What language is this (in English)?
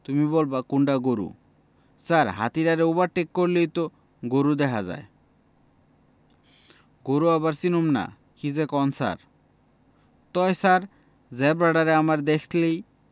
Bangla